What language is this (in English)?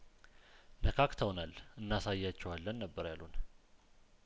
Amharic